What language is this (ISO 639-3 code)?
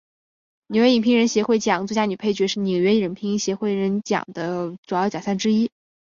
zho